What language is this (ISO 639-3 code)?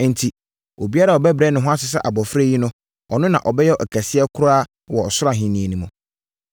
aka